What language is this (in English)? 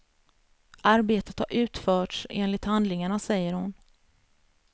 Swedish